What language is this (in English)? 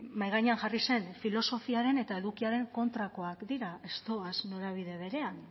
Basque